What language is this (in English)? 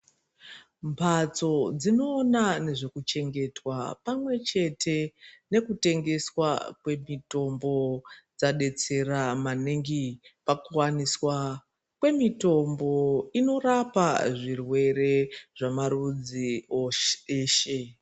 Ndau